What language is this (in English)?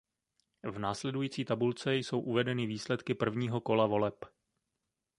Czech